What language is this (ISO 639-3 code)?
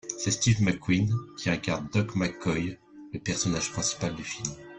fra